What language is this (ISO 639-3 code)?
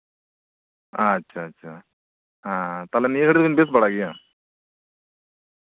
sat